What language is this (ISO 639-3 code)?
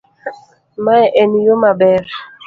luo